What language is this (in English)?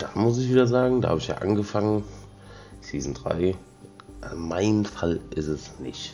German